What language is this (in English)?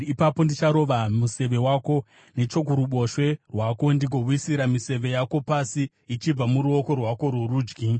Shona